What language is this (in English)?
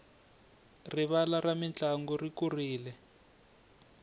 Tsonga